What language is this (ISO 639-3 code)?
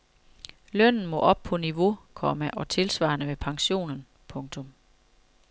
dan